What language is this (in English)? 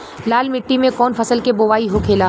Bhojpuri